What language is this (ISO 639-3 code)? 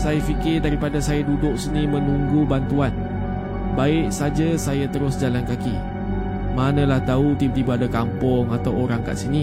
msa